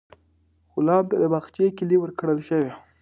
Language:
Pashto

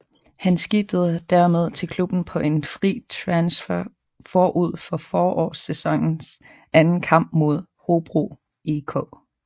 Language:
Danish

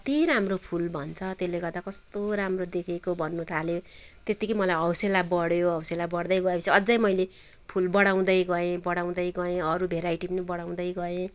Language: Nepali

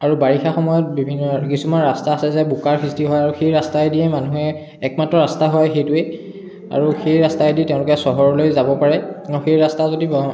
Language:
Assamese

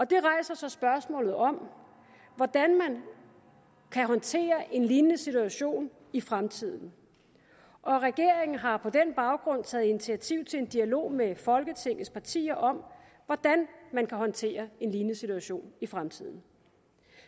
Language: Danish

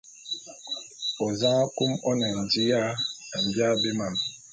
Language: Bulu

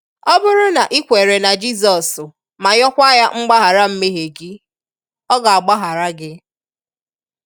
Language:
Igbo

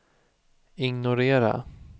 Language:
Swedish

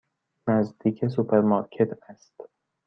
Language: Persian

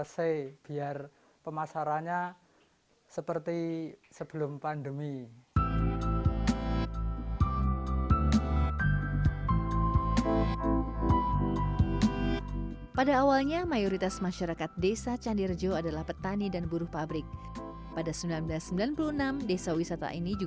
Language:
Indonesian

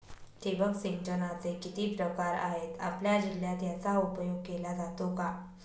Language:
Marathi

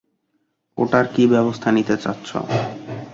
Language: Bangla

